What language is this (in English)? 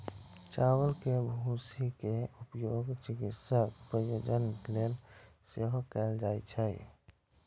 Maithili